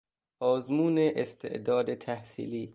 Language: Persian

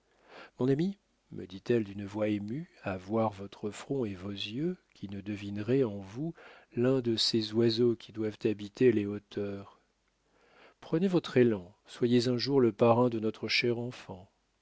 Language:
French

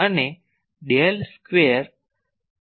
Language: Gujarati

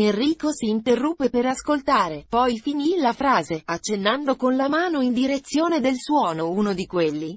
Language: Italian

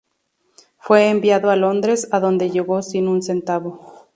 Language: Spanish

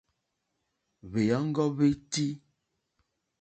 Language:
Mokpwe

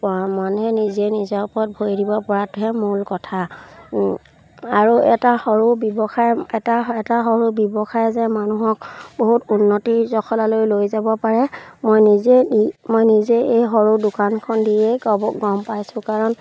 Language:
Assamese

